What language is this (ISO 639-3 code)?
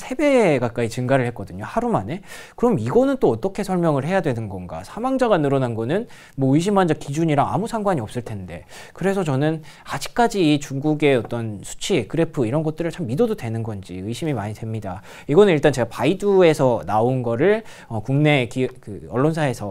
kor